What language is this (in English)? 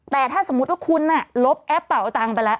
Thai